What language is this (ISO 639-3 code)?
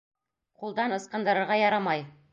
bak